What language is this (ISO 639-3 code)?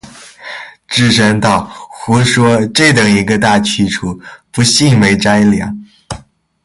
zho